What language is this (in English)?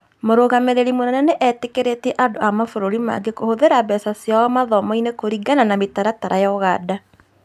Kikuyu